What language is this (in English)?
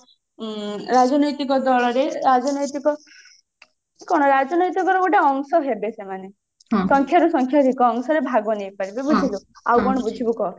Odia